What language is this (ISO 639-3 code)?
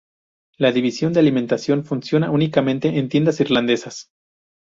spa